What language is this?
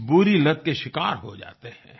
Hindi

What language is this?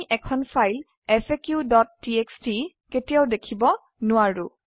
Assamese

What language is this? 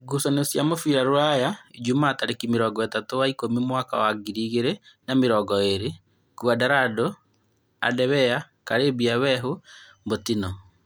Kikuyu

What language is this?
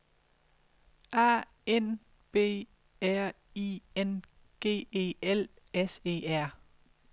Danish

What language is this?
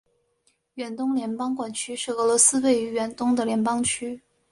Chinese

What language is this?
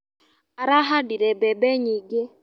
Kikuyu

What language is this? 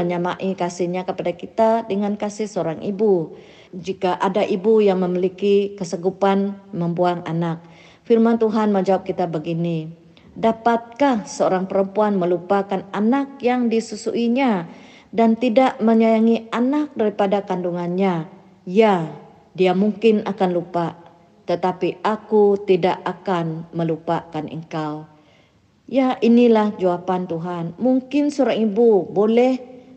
Malay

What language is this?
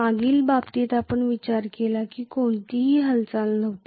Marathi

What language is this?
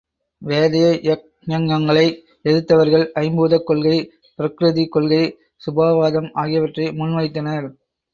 Tamil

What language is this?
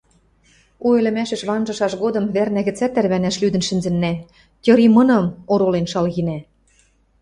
Western Mari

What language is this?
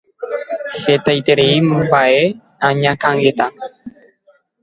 Guarani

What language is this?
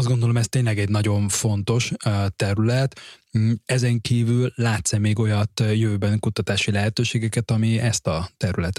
Hungarian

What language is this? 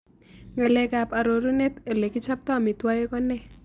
Kalenjin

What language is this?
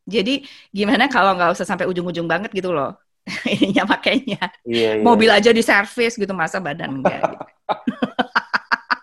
Indonesian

